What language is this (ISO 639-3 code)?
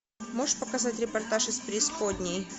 rus